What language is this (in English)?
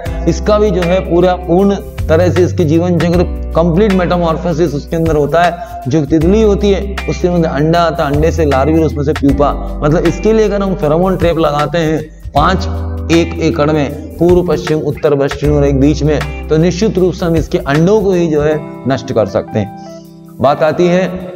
Hindi